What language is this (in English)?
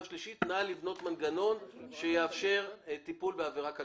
Hebrew